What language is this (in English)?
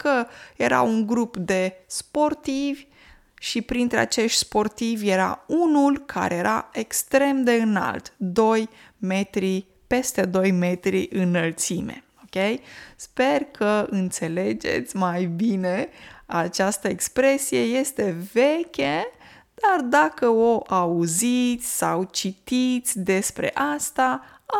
Romanian